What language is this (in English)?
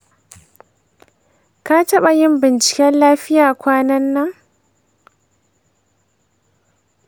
Hausa